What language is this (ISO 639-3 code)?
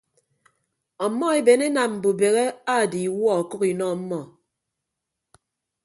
ibb